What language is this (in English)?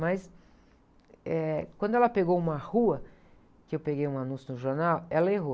Portuguese